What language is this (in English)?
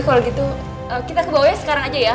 Indonesian